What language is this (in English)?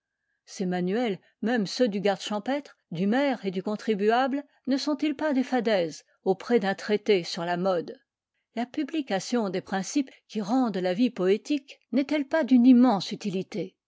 French